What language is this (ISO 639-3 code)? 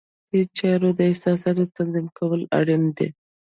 pus